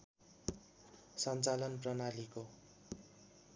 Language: Nepali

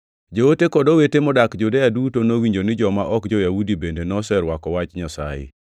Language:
Luo (Kenya and Tanzania)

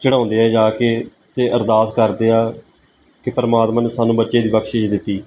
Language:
Punjabi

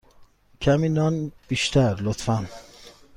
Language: Persian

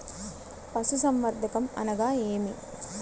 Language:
Telugu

